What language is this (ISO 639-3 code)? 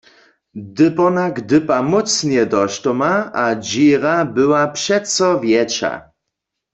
hsb